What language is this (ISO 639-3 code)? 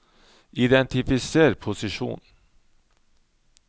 nor